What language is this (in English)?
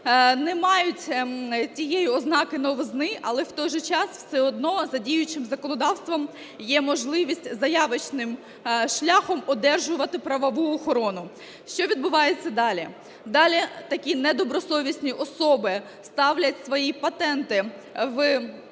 Ukrainian